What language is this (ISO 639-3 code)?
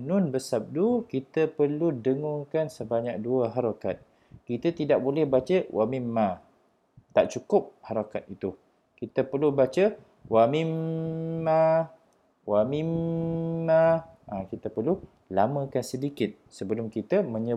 msa